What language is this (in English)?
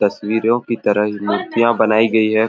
Sadri